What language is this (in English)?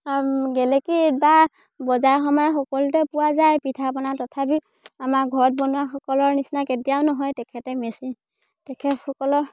Assamese